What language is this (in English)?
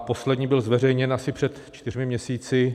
Czech